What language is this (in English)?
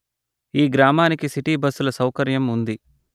Telugu